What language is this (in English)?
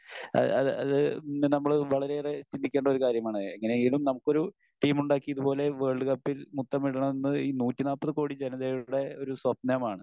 Malayalam